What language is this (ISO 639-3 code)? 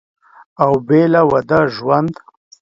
pus